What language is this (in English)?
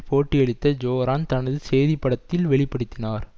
Tamil